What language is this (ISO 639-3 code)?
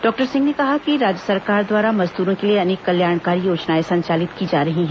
hin